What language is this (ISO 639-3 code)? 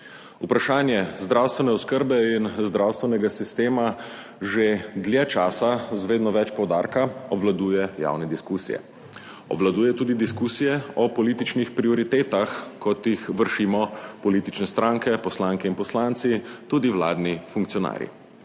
slv